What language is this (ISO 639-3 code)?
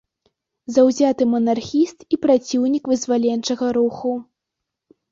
bel